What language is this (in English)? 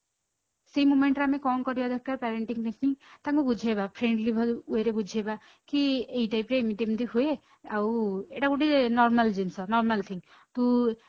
Odia